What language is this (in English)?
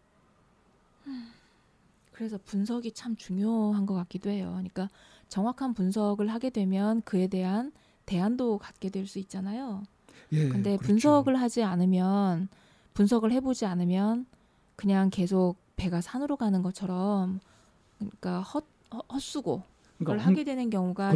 Korean